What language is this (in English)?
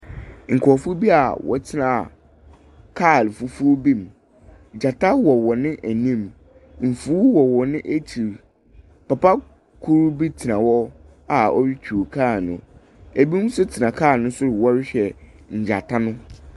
Akan